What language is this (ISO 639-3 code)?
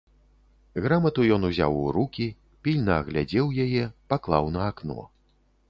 bel